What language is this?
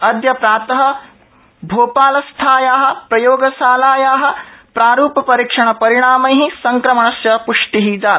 Sanskrit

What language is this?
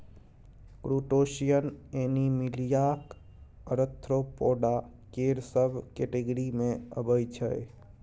Maithili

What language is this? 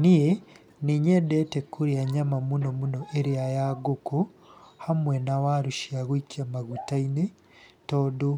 Kikuyu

